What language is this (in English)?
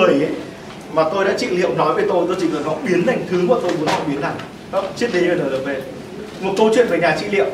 Vietnamese